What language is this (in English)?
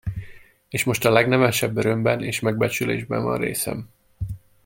Hungarian